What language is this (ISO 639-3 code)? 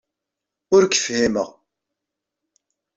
kab